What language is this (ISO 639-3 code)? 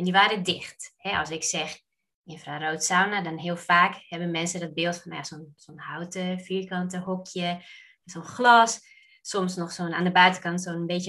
nld